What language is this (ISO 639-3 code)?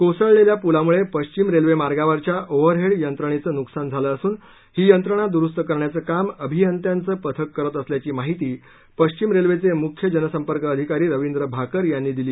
mar